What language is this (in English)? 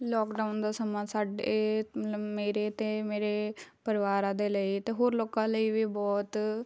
Punjabi